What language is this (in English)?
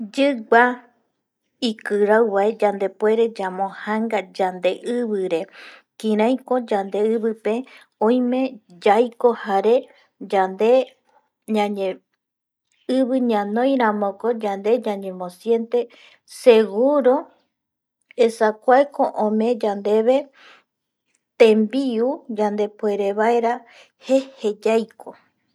Eastern Bolivian Guaraní